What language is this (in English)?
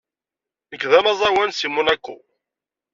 Kabyle